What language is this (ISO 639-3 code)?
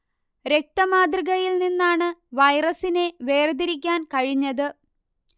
mal